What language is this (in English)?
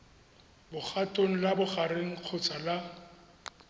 Tswana